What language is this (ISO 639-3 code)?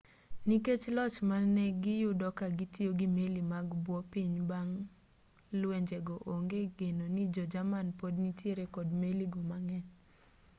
luo